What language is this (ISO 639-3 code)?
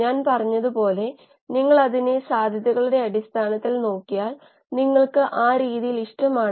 mal